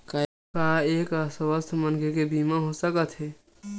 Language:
Chhattisgarhi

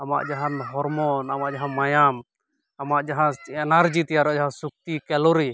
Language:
Santali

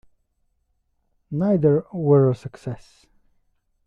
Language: English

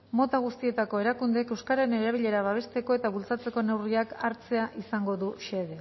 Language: Basque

